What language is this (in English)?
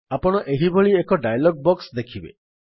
Odia